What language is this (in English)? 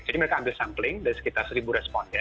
Indonesian